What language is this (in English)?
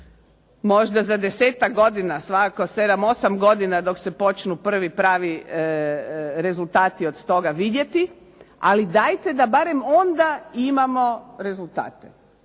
Croatian